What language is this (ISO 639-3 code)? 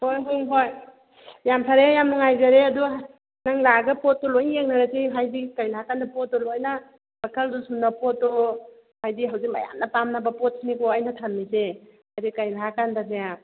mni